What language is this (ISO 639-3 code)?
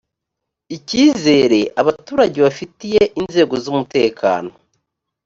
kin